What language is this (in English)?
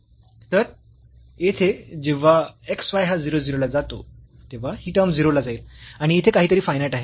Marathi